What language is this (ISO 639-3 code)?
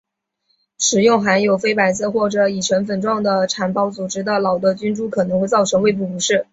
zho